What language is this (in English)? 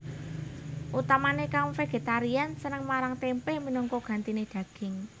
Javanese